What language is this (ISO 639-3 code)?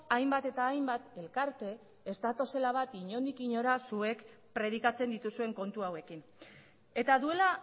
eus